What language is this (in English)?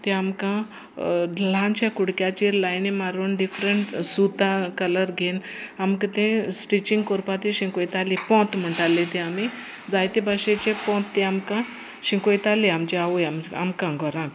Konkani